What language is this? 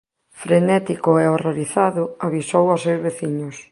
Galician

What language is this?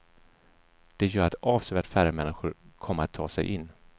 Swedish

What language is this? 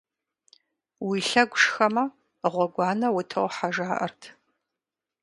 Kabardian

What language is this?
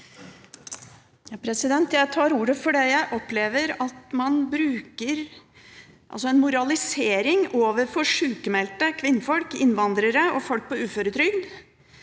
Norwegian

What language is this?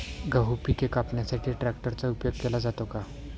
Marathi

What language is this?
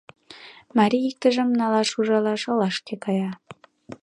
Mari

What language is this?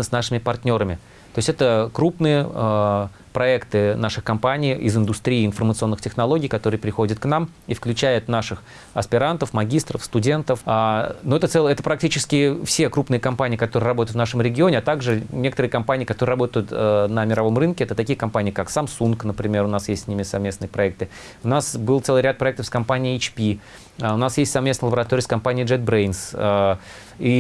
Russian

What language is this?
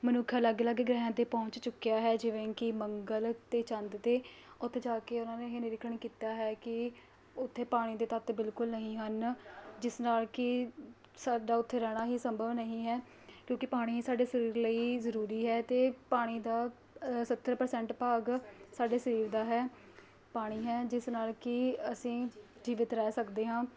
Punjabi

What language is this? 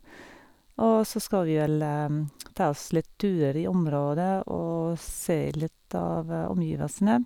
Norwegian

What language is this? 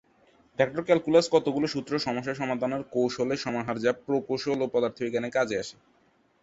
Bangla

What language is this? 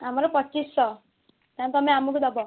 Odia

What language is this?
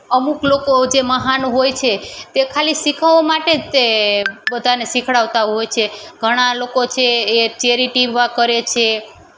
Gujarati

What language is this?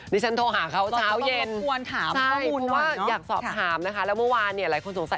Thai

